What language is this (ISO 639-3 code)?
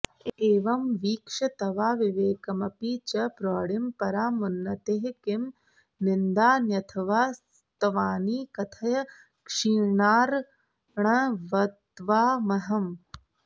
san